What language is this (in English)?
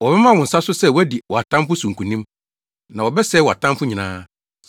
Akan